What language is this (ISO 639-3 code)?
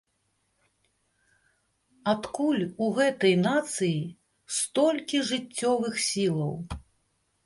bel